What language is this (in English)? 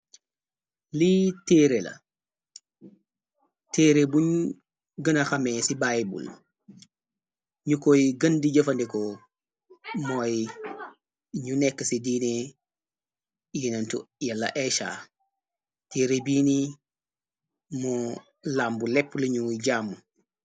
Wolof